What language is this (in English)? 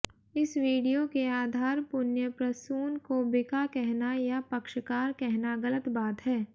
Hindi